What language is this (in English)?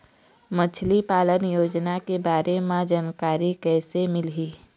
Chhattisgarhi